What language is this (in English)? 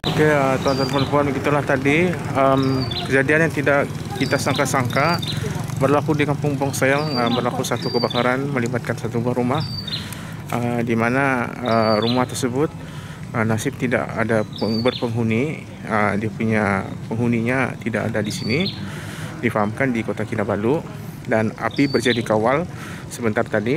Indonesian